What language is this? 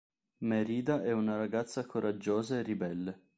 Italian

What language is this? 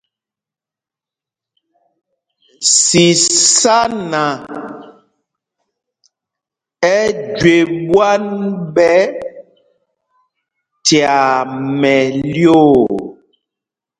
Mpumpong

